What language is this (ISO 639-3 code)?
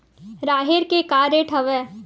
hne